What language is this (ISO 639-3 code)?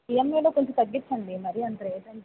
tel